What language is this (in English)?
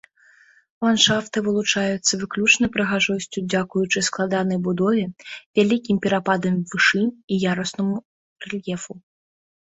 Belarusian